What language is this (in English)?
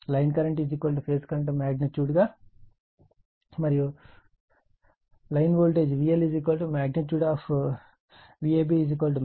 Telugu